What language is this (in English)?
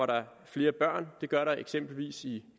Danish